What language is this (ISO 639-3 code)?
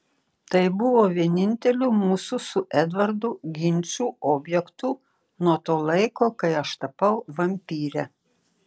lit